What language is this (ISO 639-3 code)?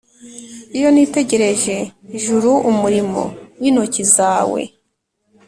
kin